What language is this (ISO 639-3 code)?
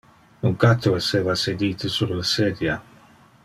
ina